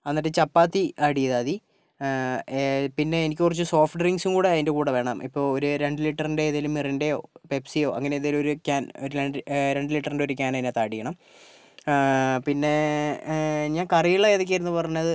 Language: Malayalam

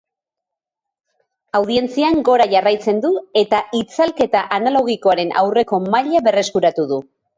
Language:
Basque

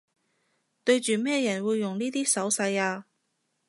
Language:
Cantonese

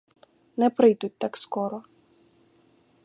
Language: Ukrainian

